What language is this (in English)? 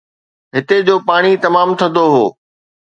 Sindhi